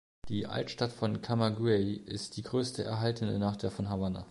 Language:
German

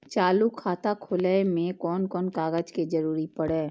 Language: Maithili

